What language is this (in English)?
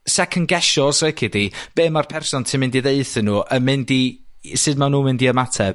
Welsh